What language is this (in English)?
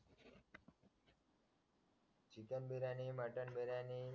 Marathi